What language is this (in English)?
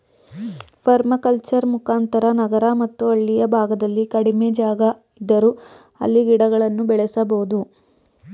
Kannada